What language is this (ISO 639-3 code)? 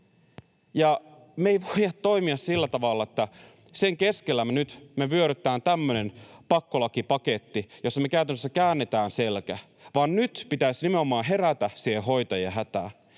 fin